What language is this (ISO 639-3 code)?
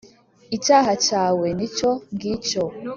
kin